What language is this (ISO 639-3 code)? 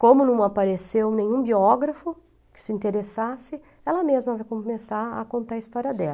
por